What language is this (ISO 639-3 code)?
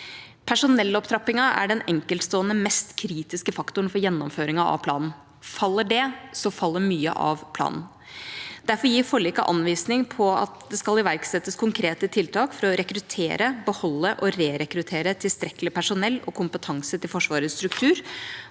nor